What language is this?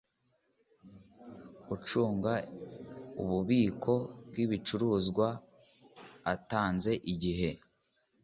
Kinyarwanda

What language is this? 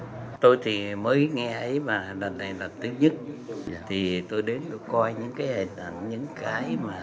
Vietnamese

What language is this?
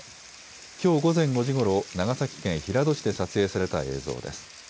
Japanese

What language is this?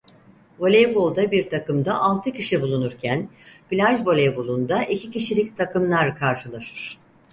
Turkish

